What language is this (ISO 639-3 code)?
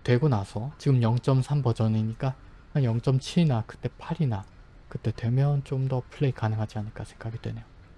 kor